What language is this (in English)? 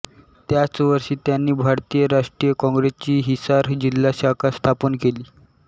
Marathi